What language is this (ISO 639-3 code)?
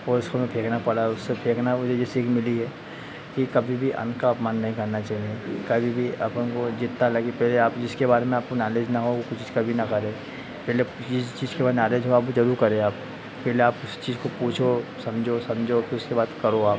hin